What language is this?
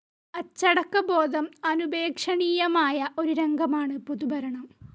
Malayalam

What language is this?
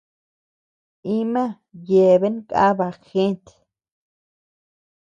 Tepeuxila Cuicatec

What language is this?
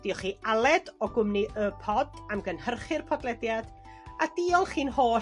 Welsh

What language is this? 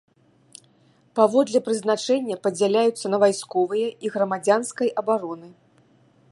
Belarusian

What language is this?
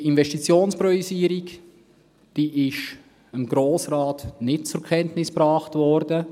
Swiss German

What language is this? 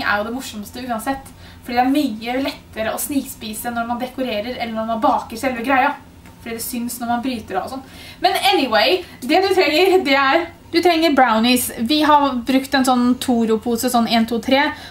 Norwegian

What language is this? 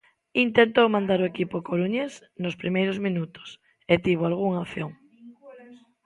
Galician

